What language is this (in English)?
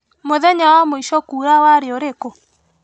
Kikuyu